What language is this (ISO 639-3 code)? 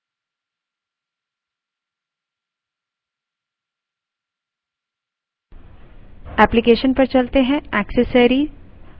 hin